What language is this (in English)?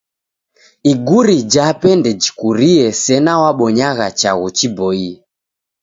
Taita